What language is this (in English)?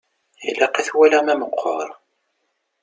Kabyle